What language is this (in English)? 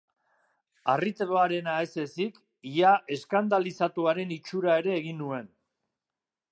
Basque